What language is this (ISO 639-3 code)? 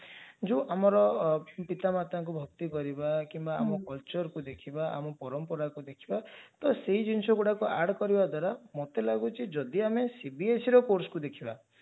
ori